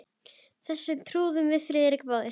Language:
Icelandic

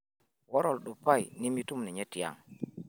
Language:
Masai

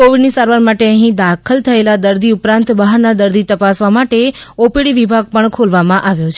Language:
Gujarati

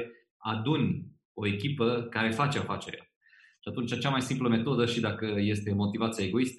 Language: Romanian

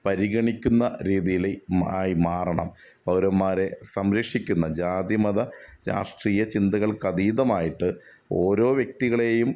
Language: Malayalam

